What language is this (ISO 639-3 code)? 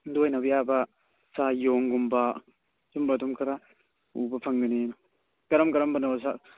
mni